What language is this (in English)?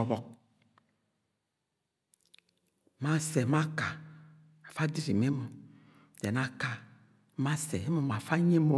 Agwagwune